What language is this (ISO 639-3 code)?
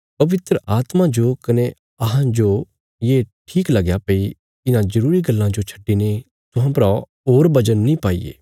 kfs